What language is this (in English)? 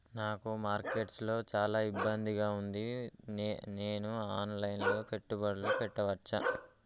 Telugu